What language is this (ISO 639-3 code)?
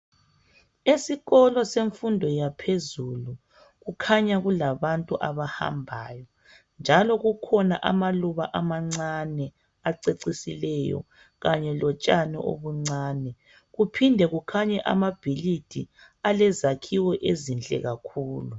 nde